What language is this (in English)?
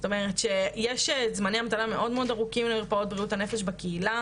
Hebrew